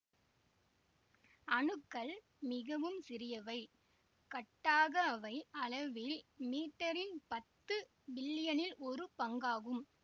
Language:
Tamil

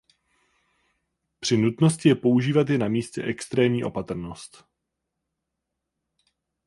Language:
Czech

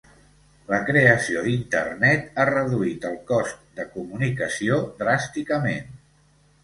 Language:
Catalan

